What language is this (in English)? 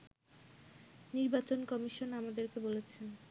Bangla